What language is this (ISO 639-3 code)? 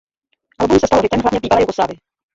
ces